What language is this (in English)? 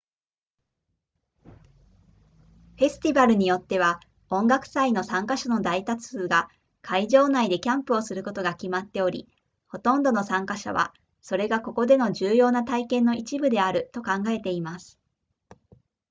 Japanese